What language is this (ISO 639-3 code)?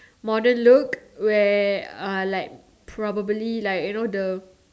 eng